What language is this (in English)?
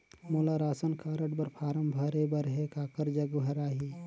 Chhattisgarhi